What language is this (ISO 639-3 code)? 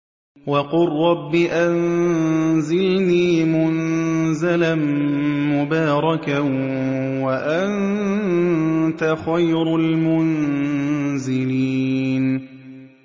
ara